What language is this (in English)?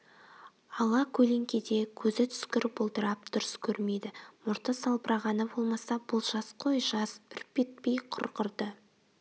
Kazakh